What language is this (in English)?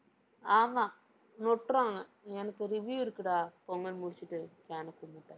Tamil